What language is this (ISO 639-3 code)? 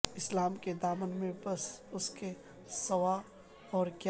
urd